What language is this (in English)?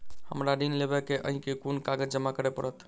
Maithili